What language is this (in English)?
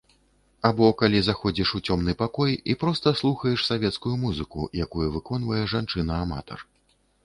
Belarusian